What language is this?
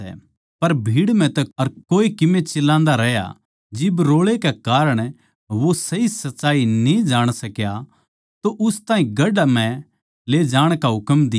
Haryanvi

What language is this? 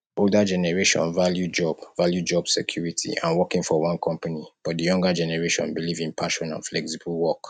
Nigerian Pidgin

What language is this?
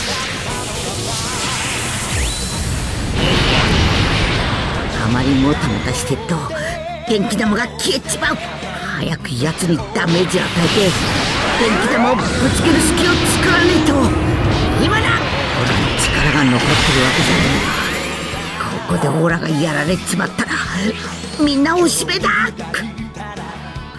Japanese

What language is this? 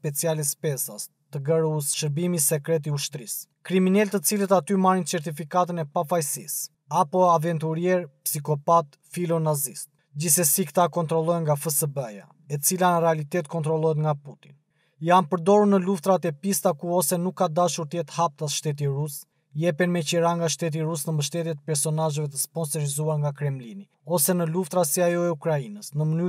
Romanian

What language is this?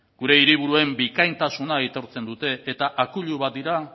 Basque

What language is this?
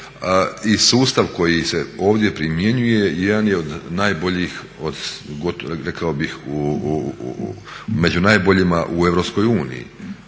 Croatian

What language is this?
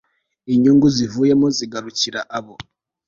Kinyarwanda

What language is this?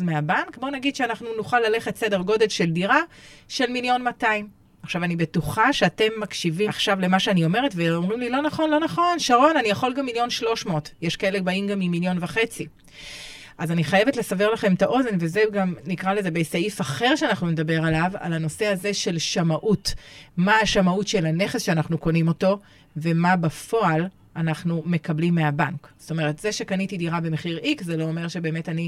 Hebrew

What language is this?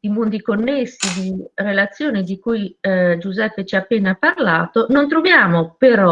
Italian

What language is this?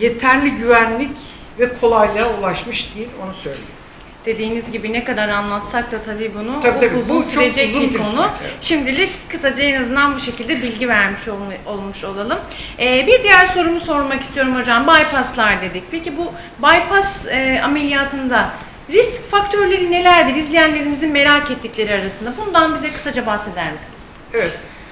Turkish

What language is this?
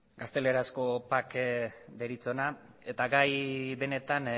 Basque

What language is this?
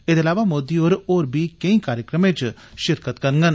Dogri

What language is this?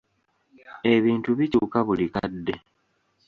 Ganda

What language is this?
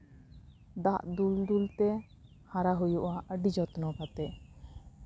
Santali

